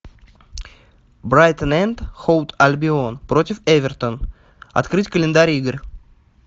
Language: Russian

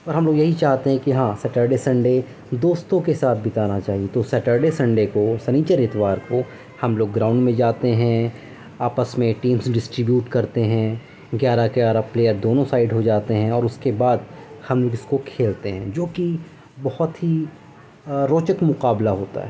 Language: Urdu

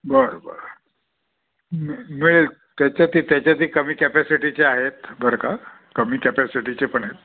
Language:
Marathi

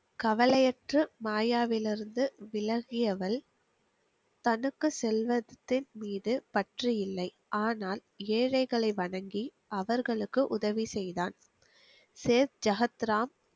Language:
Tamil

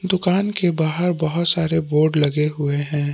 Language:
Hindi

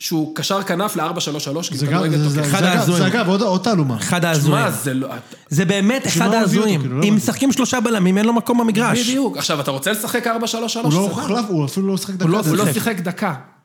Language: Hebrew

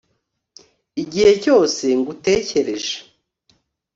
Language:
Kinyarwanda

